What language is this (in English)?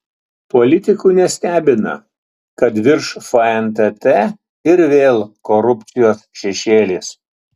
Lithuanian